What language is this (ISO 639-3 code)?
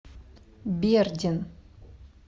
rus